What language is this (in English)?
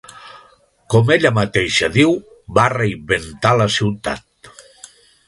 Catalan